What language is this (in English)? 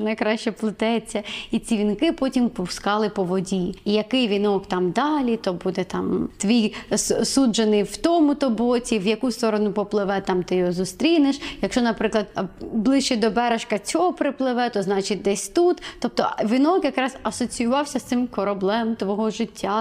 Ukrainian